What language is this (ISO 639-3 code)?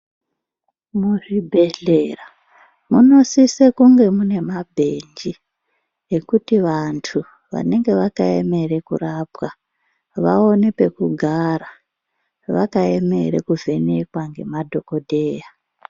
ndc